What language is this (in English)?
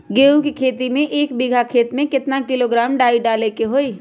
Magahi